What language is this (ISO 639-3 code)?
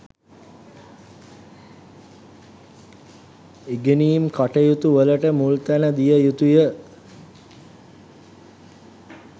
sin